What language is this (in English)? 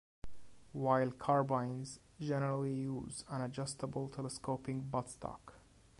English